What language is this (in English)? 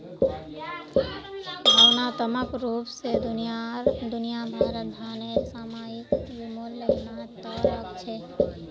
Magahi